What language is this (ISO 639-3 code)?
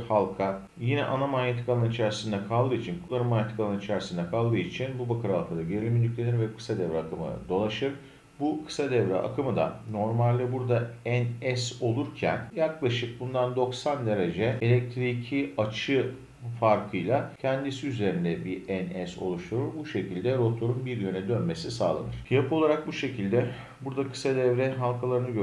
tur